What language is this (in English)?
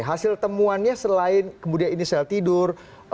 Indonesian